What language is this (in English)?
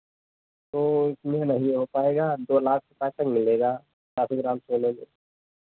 Hindi